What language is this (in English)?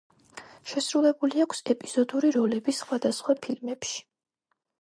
Georgian